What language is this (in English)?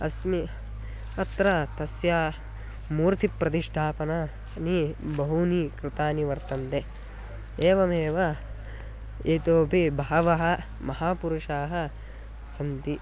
Sanskrit